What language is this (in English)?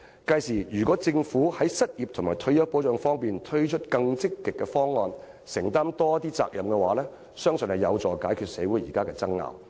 Cantonese